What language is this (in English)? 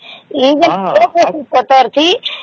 Odia